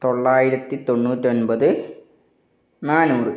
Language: Malayalam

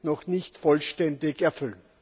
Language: German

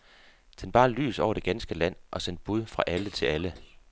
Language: Danish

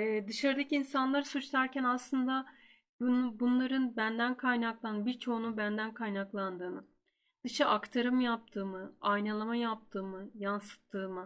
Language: Turkish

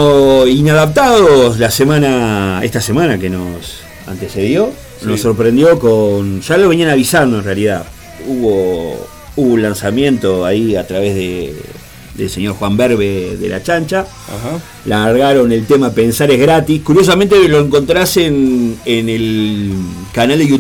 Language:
Spanish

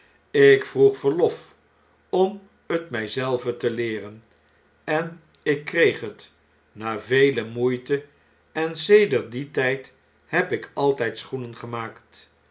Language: Dutch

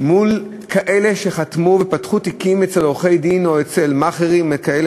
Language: Hebrew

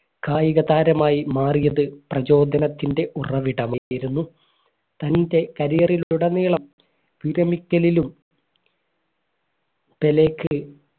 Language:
Malayalam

